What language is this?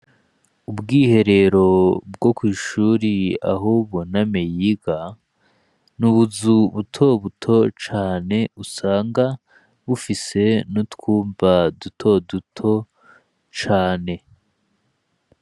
Rundi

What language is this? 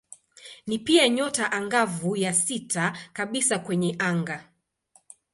Swahili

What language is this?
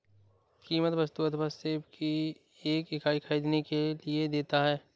Hindi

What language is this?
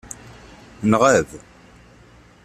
Kabyle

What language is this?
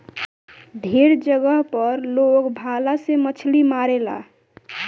Bhojpuri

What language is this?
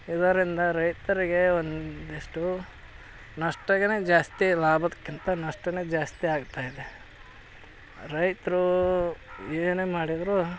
Kannada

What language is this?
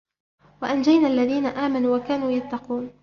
Arabic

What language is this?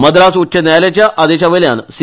Konkani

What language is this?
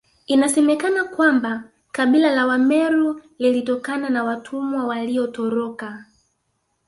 Swahili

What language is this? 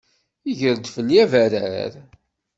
Kabyle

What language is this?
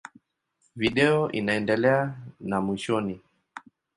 Swahili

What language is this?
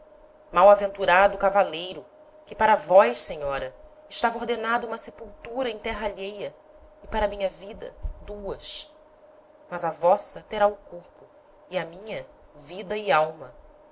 Portuguese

